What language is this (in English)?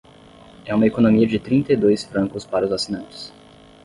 Portuguese